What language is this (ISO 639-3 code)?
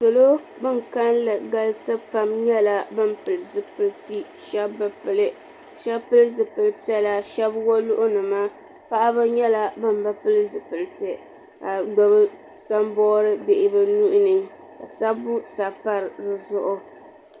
dag